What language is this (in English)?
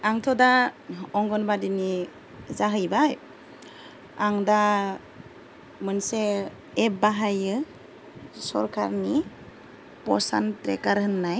Bodo